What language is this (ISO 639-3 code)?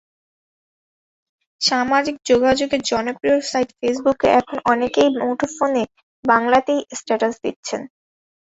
ben